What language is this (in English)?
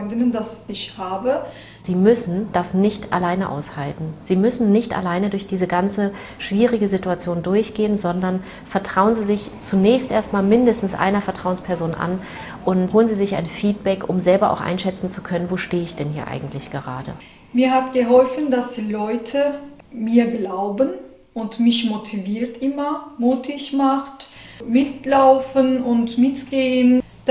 German